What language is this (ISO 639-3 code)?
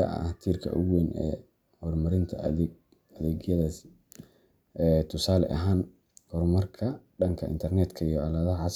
som